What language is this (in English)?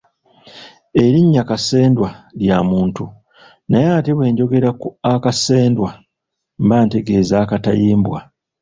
Ganda